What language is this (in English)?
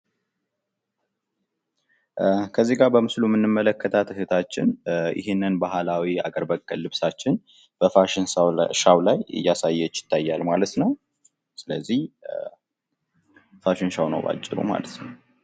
Amharic